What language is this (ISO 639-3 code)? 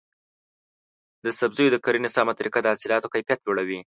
pus